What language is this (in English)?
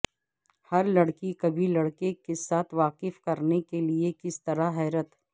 Urdu